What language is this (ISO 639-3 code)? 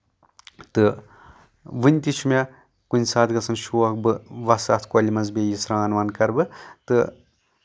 kas